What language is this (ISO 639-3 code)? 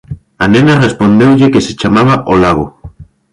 glg